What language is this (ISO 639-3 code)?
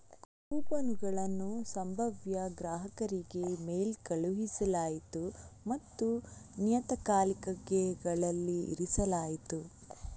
kan